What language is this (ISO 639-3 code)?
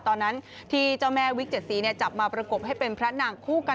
tha